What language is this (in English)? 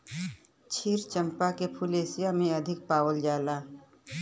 Bhojpuri